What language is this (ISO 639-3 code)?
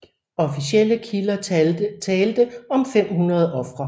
dan